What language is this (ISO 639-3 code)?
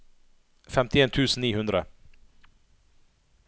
nor